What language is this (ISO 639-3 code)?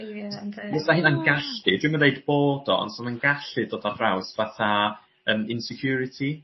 cym